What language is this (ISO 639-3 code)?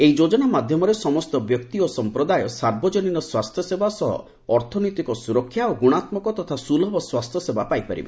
ori